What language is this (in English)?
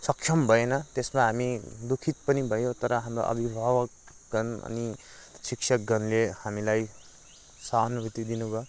Nepali